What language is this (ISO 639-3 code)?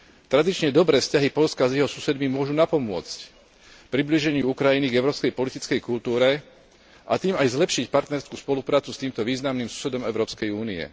slk